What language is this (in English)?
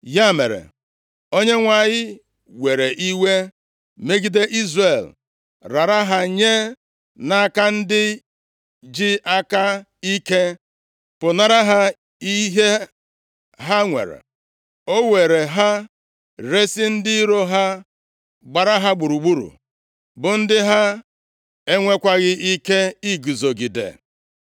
Igbo